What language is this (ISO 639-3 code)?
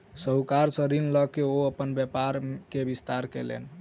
mai